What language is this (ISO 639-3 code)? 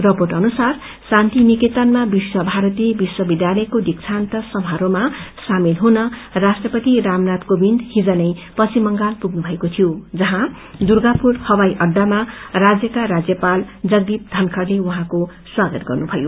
nep